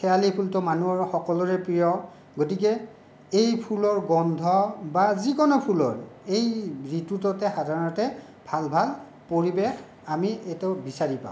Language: Assamese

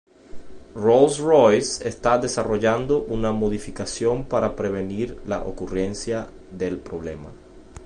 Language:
Spanish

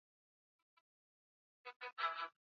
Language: Swahili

